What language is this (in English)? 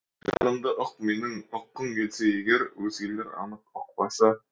Kazakh